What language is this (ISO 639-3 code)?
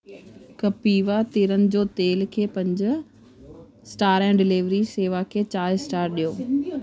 snd